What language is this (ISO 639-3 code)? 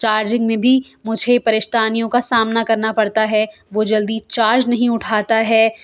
urd